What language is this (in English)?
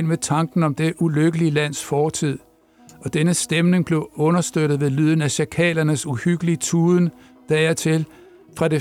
Danish